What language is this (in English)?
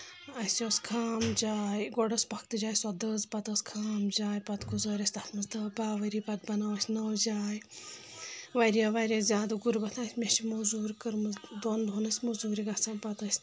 Kashmiri